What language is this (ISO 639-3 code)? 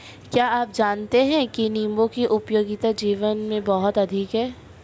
hin